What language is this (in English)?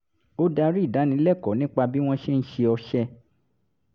Yoruba